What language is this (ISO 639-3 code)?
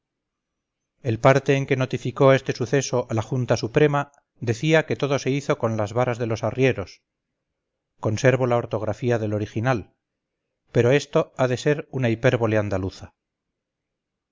spa